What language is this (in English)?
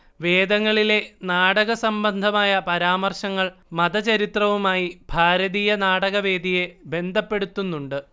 Malayalam